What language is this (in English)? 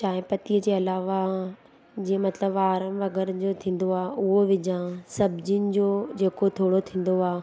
Sindhi